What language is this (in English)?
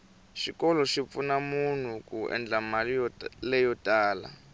Tsonga